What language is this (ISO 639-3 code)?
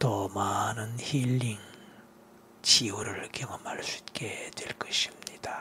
kor